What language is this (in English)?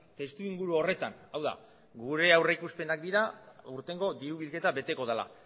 Basque